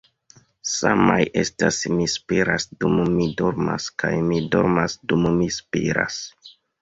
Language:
Esperanto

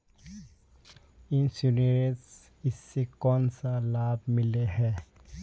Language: Magahi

